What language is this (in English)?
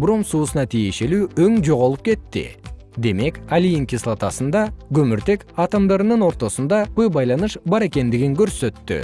Kyrgyz